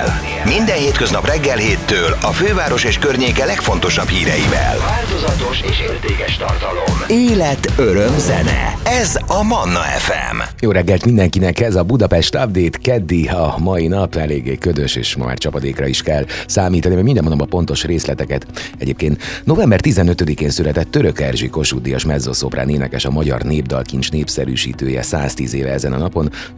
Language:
Hungarian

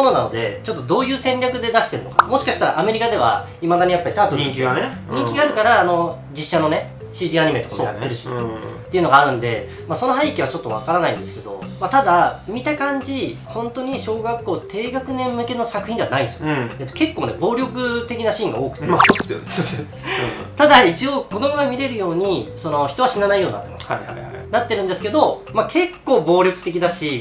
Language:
Japanese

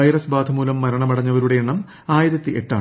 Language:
Malayalam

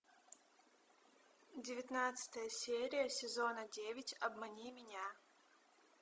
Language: Russian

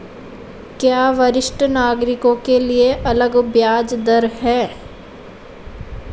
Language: Hindi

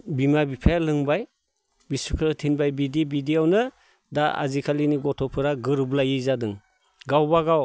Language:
Bodo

